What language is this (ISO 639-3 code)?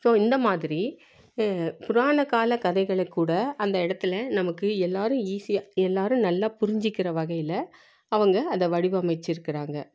tam